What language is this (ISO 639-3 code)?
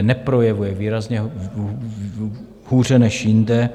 ces